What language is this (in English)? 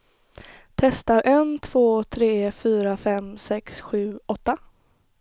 Swedish